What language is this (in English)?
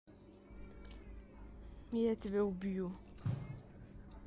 Russian